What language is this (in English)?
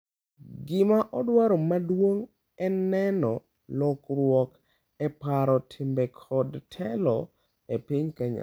Luo (Kenya and Tanzania)